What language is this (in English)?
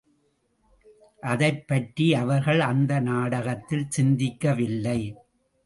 Tamil